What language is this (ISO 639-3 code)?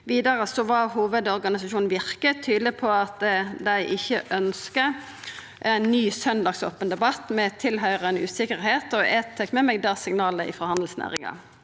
nor